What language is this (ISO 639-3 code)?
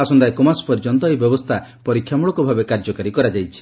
ori